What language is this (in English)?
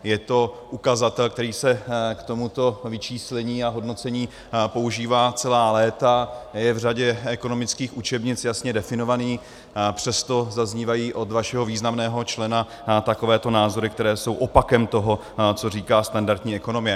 Czech